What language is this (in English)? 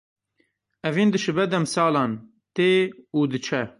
Kurdish